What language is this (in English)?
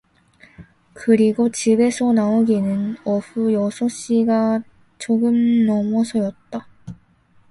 Korean